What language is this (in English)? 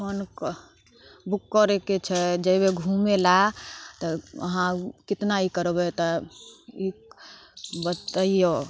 Maithili